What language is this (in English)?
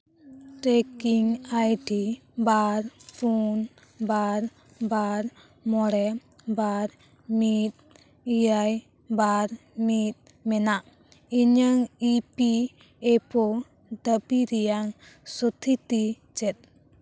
Santali